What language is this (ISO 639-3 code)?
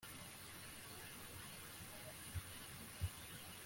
kin